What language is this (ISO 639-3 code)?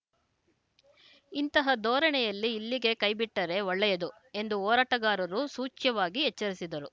kan